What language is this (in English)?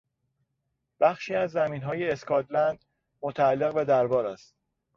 Persian